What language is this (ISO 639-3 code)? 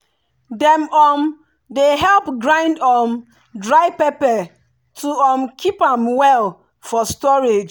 pcm